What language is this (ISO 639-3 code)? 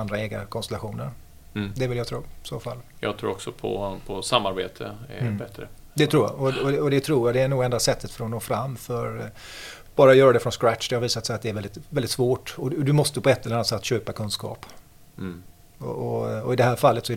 swe